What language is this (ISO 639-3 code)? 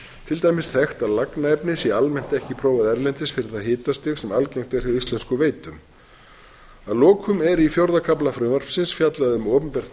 isl